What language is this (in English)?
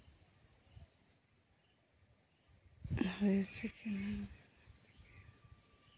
Santali